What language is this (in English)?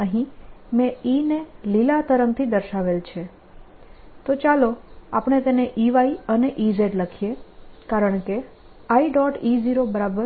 Gujarati